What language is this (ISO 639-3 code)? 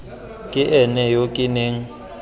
tsn